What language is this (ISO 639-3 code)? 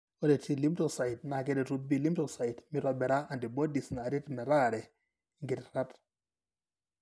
mas